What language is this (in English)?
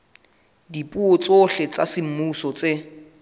Southern Sotho